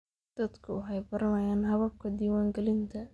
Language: Somali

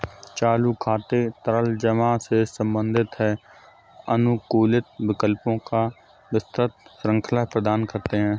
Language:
Hindi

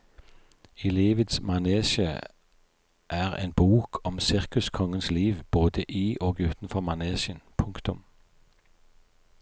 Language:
Norwegian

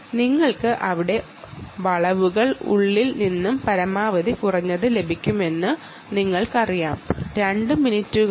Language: Malayalam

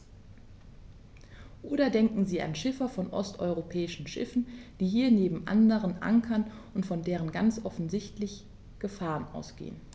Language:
German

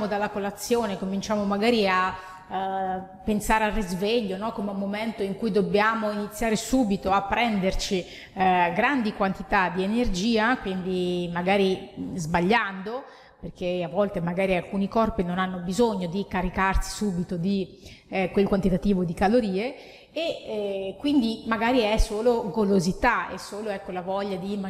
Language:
Italian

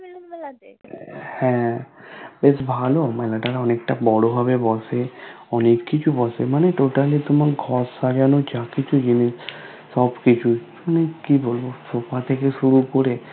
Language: Bangla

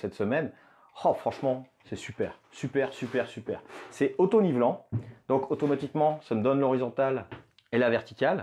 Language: French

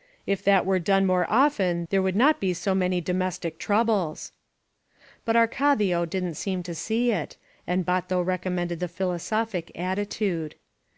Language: English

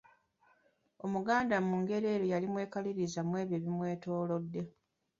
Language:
Ganda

